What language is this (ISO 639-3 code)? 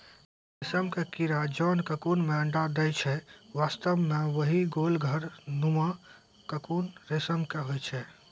mai